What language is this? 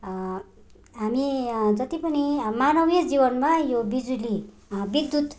Nepali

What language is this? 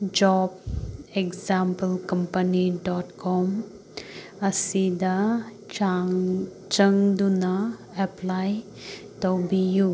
Manipuri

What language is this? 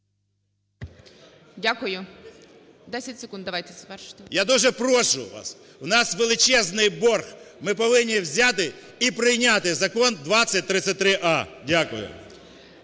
Ukrainian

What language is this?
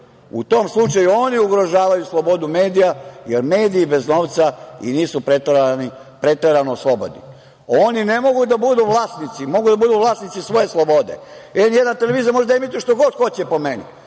Serbian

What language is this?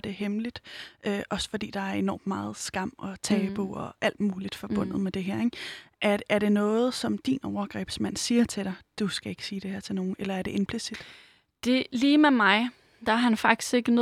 Danish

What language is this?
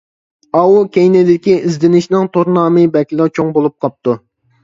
Uyghur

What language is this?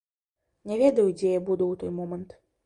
Belarusian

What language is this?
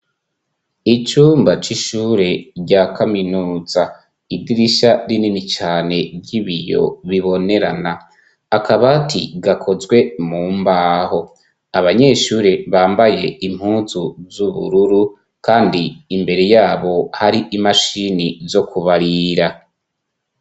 Rundi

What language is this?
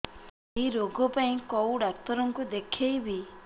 Odia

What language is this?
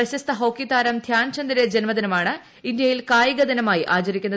Malayalam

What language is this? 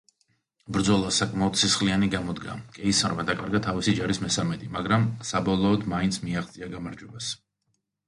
Georgian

